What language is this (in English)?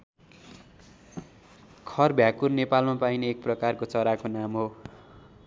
Nepali